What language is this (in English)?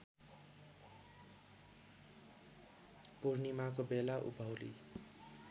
Nepali